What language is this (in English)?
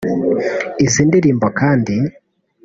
Kinyarwanda